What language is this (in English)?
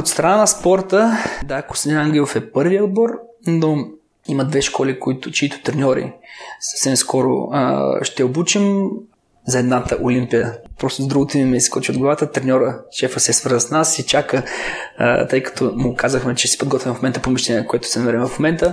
Bulgarian